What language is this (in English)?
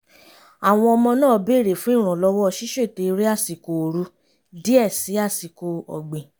Yoruba